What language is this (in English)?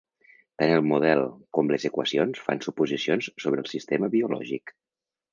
Catalan